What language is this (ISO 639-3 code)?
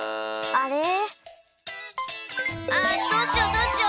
jpn